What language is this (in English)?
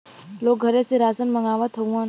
Bhojpuri